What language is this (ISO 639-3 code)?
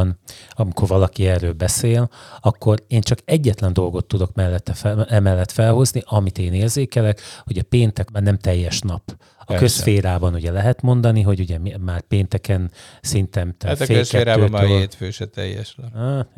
hun